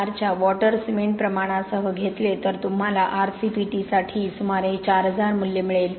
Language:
Marathi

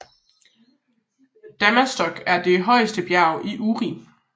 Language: Danish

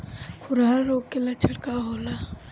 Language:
Bhojpuri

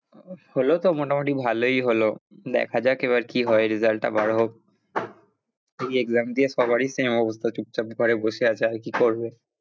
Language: Bangla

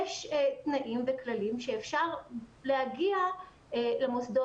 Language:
Hebrew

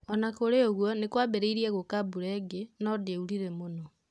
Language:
Kikuyu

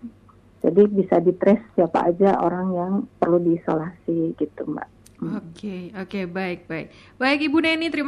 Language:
Indonesian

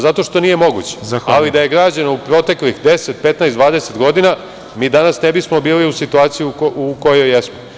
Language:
Serbian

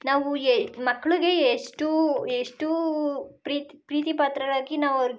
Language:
Kannada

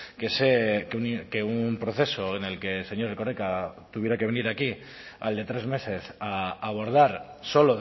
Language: Spanish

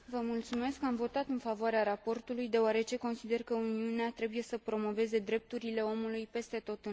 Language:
Romanian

